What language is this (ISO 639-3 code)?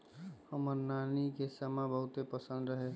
mag